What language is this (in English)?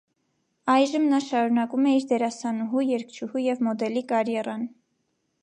Armenian